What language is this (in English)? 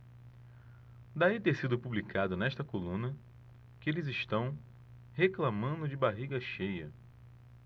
Portuguese